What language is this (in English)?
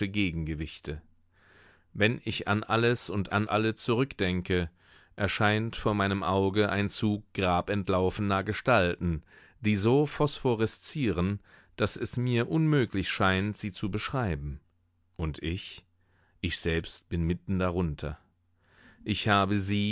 German